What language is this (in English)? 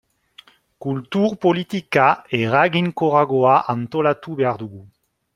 Basque